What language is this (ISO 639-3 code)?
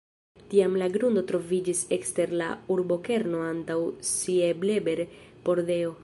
epo